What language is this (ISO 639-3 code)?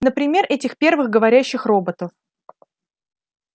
rus